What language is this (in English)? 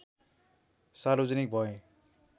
Nepali